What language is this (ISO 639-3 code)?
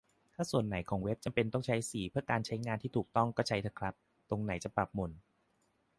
tha